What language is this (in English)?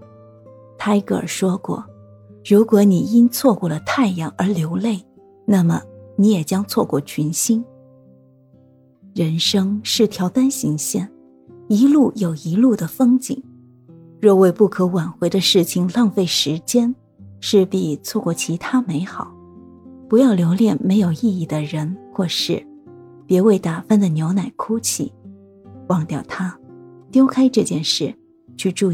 Chinese